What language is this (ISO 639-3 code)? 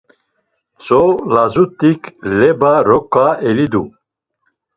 lzz